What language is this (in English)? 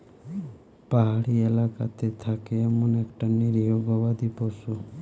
Bangla